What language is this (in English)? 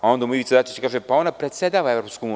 Serbian